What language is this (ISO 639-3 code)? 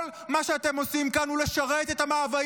heb